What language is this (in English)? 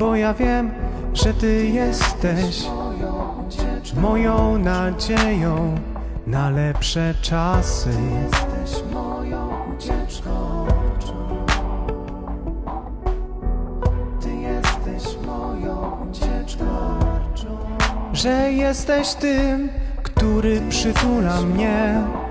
Polish